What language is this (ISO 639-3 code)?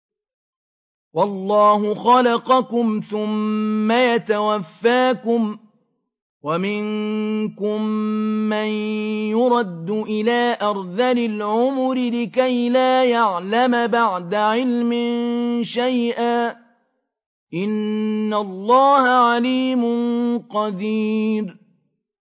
ara